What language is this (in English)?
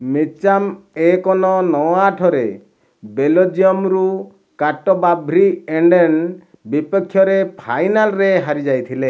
Odia